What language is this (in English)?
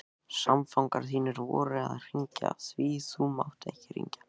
Icelandic